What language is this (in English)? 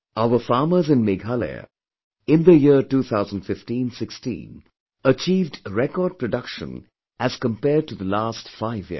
English